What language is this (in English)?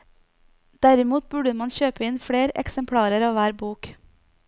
Norwegian